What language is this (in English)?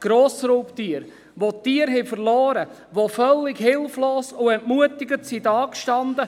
Swiss German